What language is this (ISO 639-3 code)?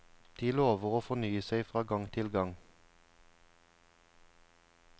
nor